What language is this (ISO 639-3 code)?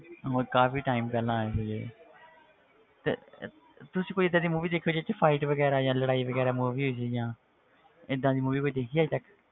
pan